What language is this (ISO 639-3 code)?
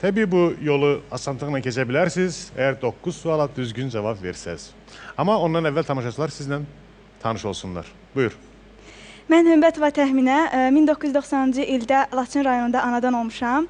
tur